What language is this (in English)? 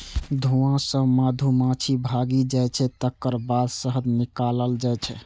Maithili